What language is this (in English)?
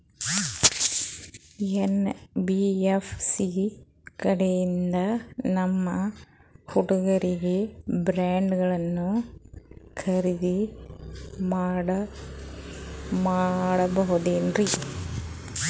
Kannada